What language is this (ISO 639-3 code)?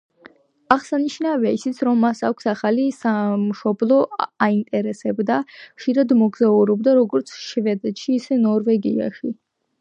kat